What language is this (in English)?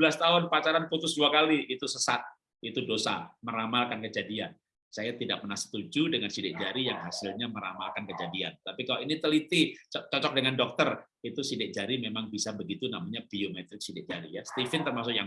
Indonesian